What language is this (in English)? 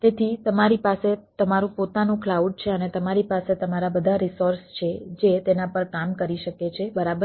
Gujarati